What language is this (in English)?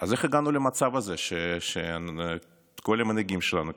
Hebrew